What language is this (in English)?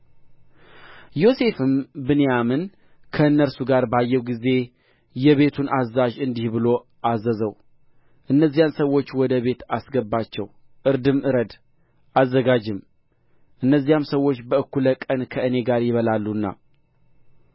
Amharic